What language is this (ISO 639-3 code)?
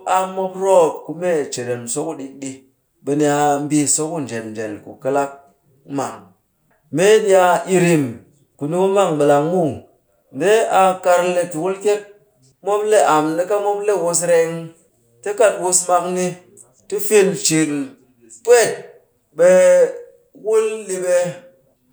cky